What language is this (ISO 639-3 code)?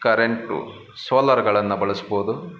kan